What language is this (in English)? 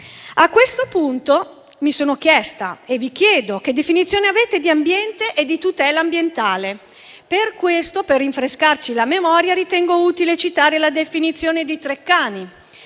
Italian